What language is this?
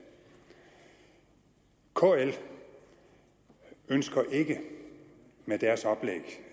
Danish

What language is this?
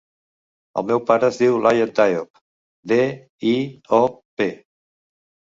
Catalan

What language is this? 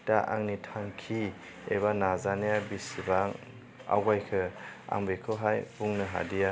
Bodo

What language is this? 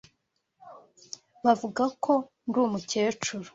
Kinyarwanda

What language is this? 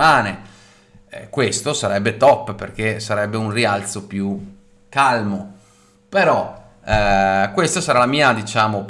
Italian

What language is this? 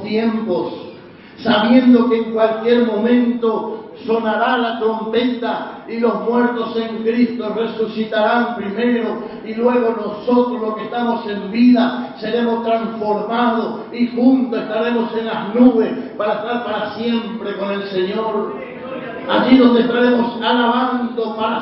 Spanish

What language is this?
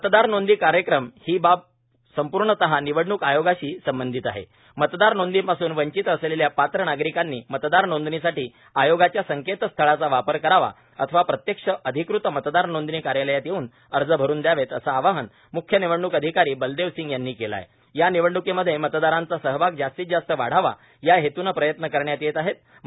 Marathi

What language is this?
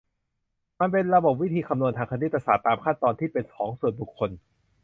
Thai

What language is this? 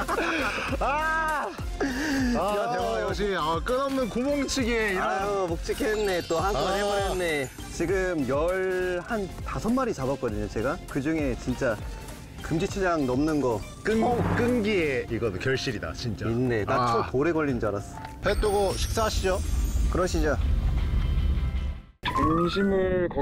Korean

